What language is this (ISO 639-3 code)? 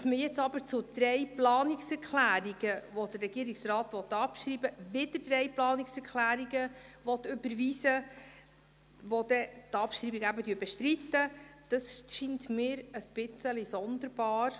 gsw